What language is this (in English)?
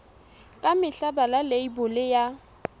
Southern Sotho